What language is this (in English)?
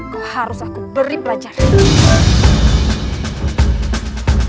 Indonesian